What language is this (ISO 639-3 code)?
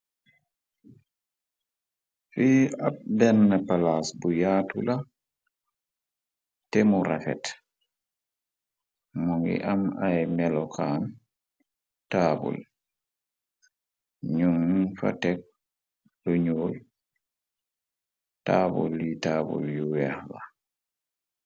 wol